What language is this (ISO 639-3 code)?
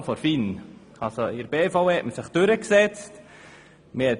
gsw